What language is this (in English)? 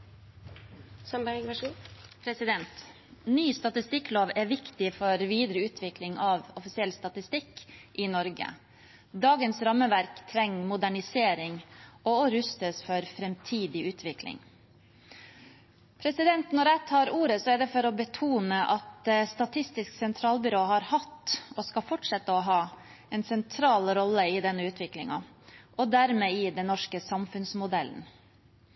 Norwegian Bokmål